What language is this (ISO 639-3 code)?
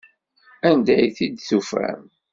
kab